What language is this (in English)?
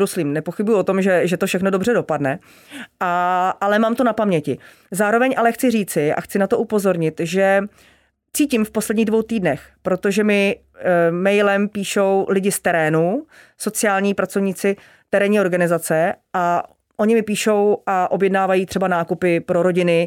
Czech